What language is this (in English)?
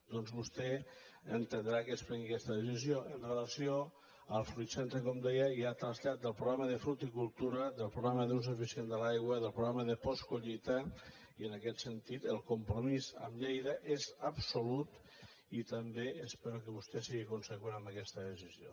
Catalan